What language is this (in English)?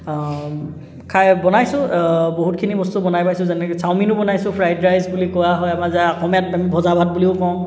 Assamese